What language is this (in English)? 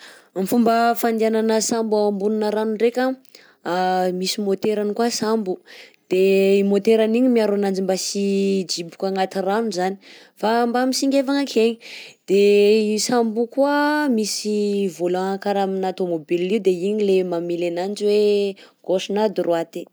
Southern Betsimisaraka Malagasy